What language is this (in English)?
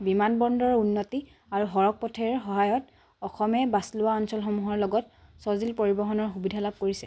Assamese